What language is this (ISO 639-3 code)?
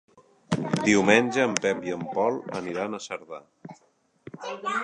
cat